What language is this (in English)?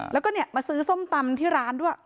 Thai